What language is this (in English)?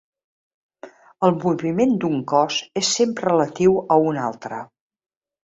Catalan